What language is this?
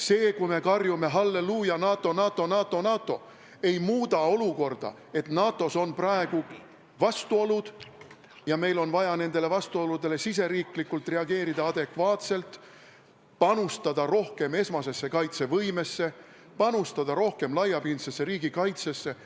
Estonian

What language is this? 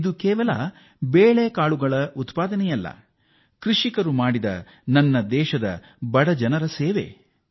Kannada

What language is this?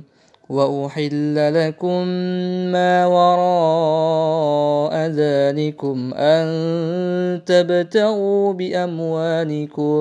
Arabic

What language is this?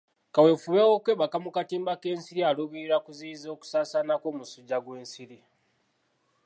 Ganda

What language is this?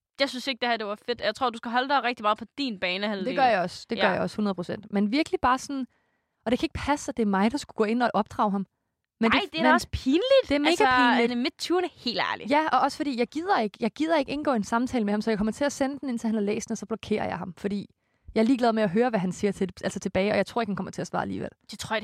Danish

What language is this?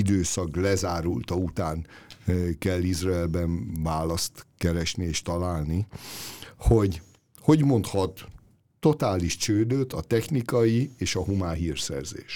Hungarian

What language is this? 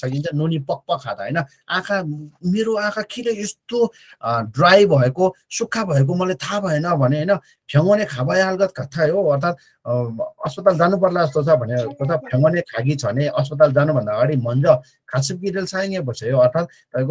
Korean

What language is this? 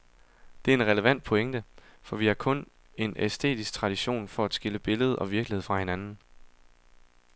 Danish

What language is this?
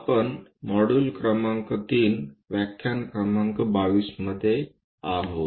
Marathi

